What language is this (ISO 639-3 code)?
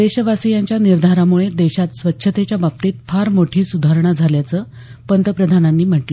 mar